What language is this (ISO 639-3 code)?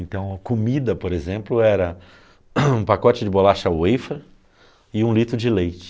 por